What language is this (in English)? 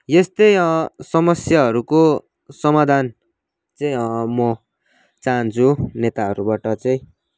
Nepali